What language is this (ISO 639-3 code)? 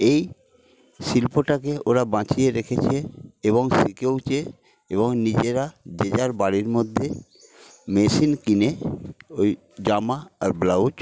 ben